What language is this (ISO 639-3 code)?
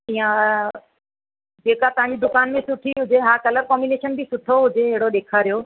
snd